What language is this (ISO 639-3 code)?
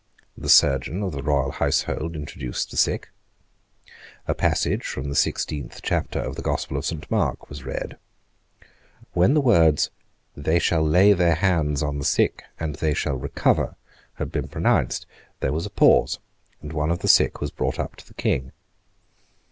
eng